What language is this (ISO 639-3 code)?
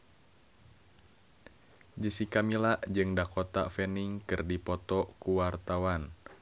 sun